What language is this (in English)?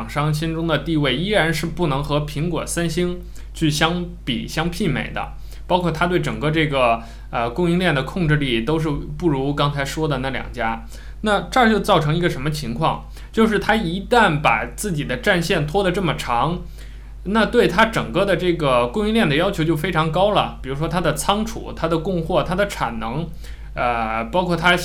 Chinese